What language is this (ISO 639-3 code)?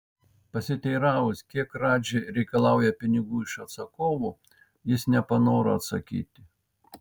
lit